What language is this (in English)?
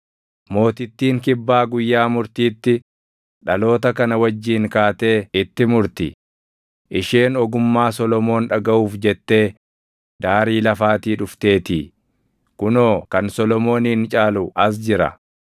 Oromo